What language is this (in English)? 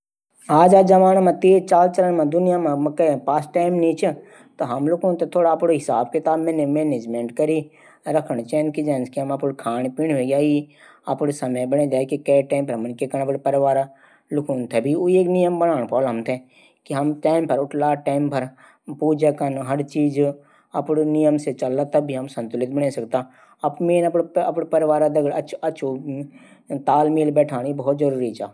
Garhwali